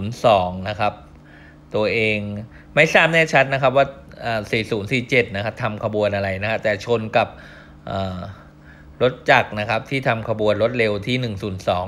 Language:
Thai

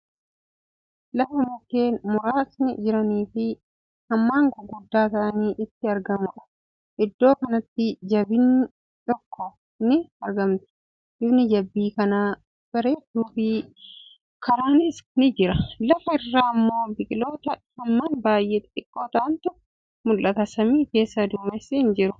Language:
Oromo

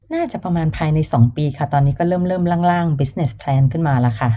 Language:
Thai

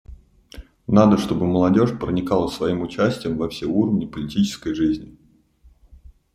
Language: Russian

